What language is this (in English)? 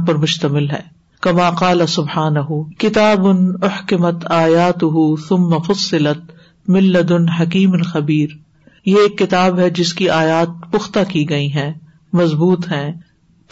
Urdu